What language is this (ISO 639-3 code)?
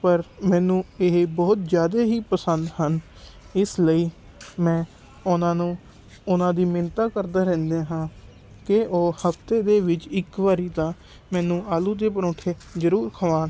pan